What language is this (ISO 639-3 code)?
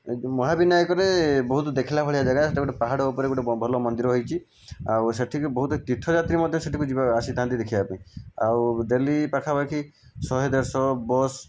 ori